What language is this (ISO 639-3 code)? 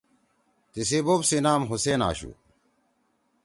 trw